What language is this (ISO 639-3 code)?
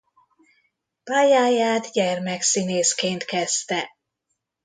hun